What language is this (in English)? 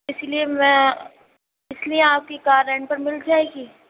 Urdu